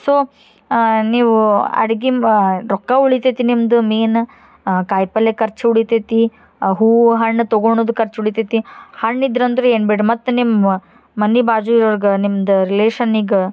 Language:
Kannada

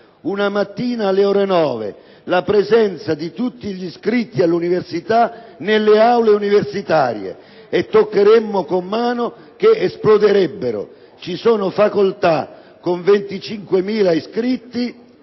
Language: Italian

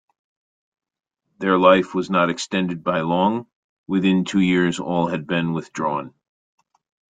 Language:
English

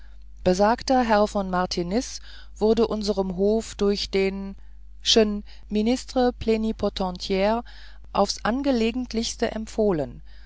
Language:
German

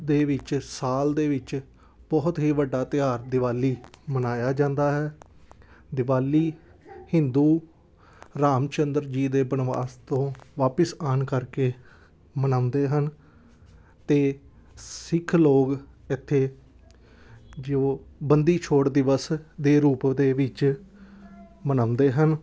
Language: Punjabi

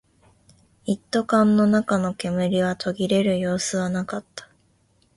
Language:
Japanese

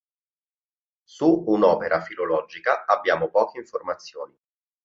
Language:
Italian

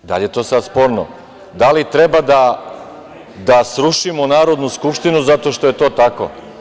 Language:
Serbian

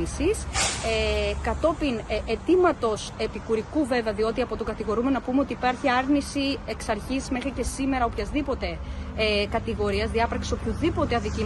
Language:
Greek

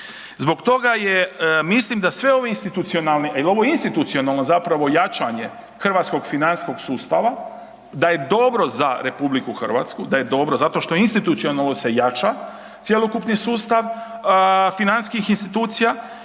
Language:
Croatian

